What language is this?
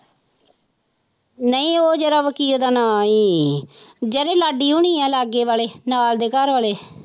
Punjabi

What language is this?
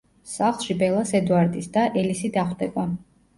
Georgian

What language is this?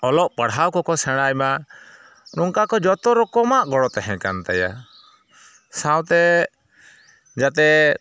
Santali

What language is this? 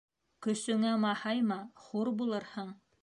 Bashkir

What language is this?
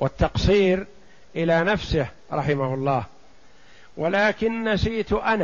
Arabic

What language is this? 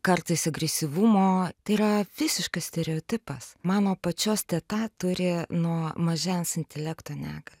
Lithuanian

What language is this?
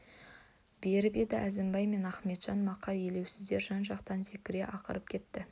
Kazakh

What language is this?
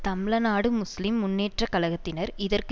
Tamil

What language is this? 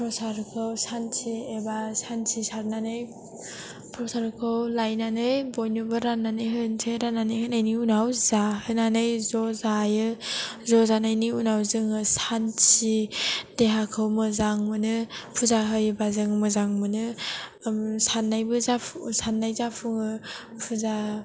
Bodo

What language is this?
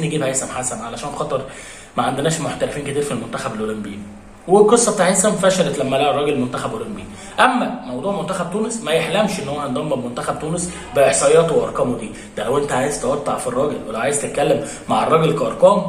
Arabic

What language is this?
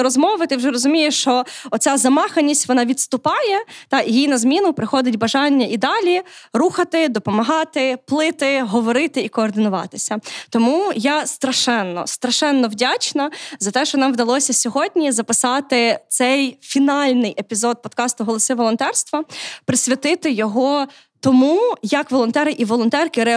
Ukrainian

